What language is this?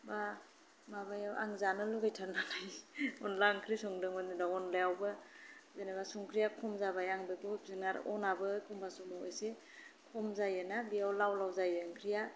Bodo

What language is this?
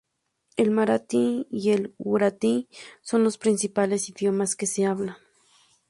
Spanish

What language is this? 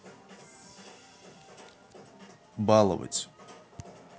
Russian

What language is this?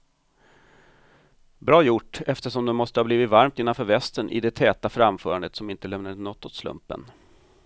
Swedish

